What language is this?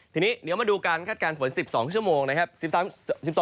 Thai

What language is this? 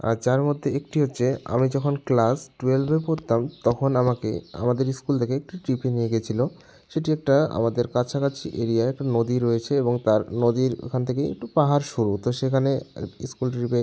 Bangla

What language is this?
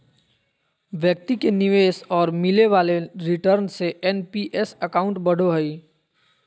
Magahi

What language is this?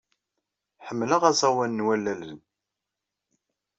Kabyle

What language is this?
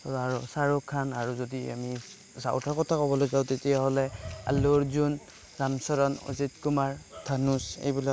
Assamese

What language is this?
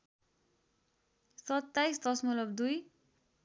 Nepali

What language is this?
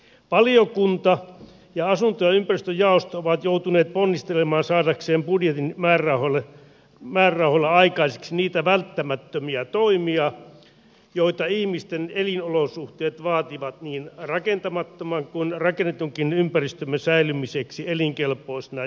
Finnish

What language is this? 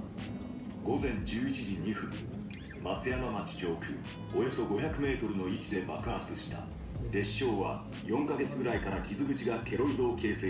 Indonesian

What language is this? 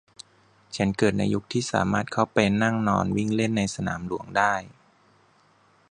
Thai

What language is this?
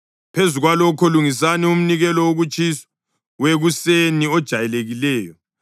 North Ndebele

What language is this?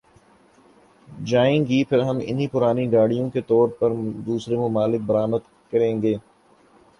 Urdu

